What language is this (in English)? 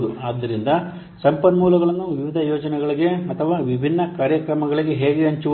Kannada